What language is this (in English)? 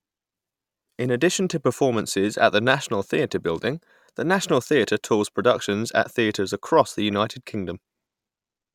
English